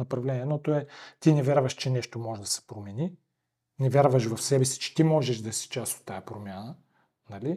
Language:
Bulgarian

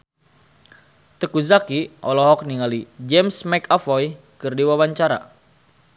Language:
Sundanese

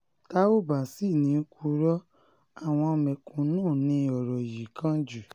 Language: Yoruba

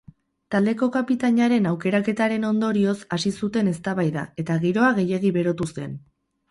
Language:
Basque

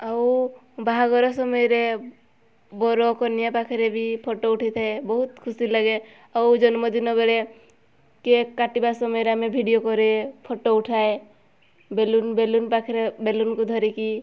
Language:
Odia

